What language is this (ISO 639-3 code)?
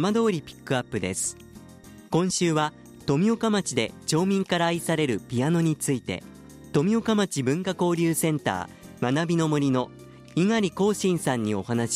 jpn